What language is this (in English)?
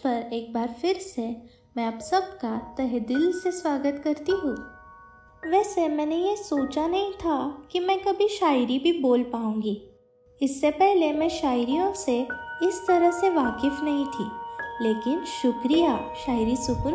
Hindi